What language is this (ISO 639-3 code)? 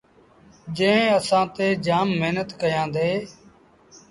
sbn